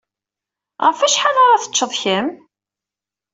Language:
Kabyle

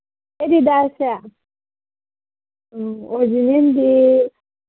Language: Manipuri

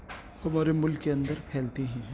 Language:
Urdu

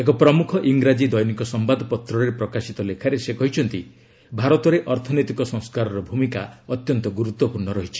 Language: Odia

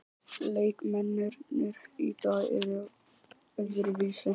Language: Icelandic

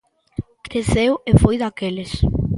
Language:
Galician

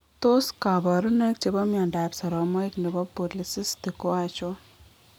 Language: Kalenjin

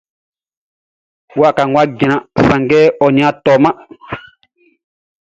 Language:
Baoulé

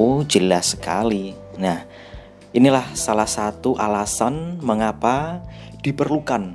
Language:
Indonesian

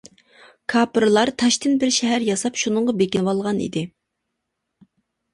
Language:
Uyghur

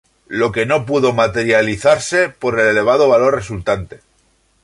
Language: Spanish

